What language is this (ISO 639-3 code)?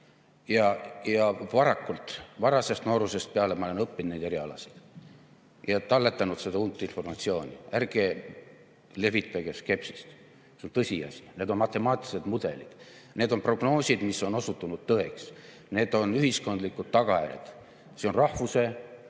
est